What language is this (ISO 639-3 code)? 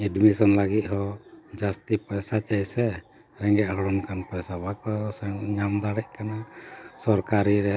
sat